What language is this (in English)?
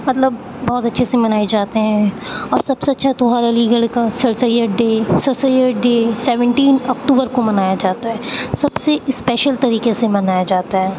Urdu